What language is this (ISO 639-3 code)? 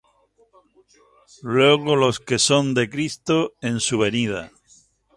spa